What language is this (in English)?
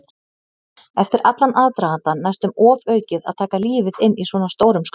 Icelandic